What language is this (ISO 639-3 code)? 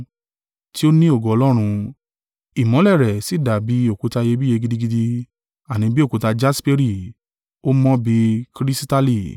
yor